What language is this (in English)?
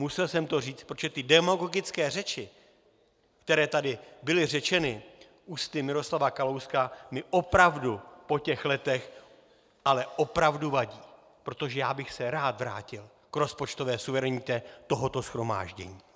Czech